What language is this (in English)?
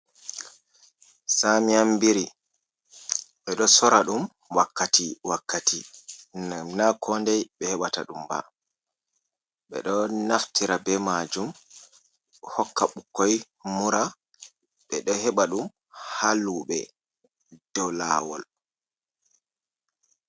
Fula